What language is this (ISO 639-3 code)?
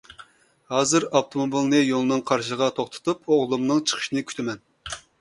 uig